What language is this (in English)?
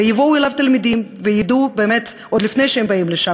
Hebrew